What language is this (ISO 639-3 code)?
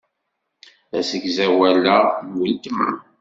kab